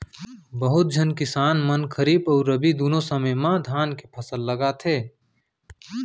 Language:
Chhattisgarhi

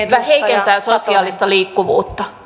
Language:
Finnish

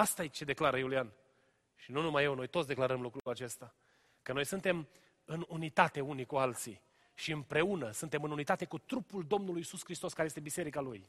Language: Romanian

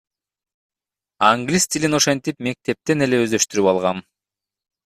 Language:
Kyrgyz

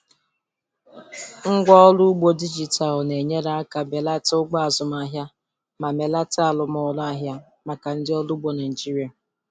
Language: Igbo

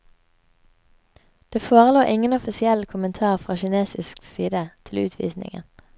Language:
Norwegian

